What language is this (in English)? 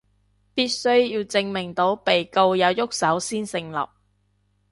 Cantonese